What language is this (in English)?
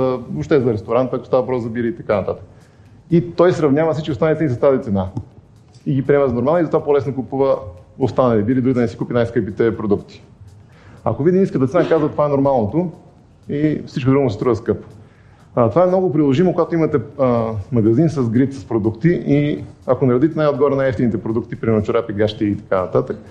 Bulgarian